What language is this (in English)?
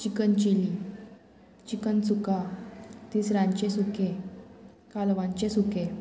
Konkani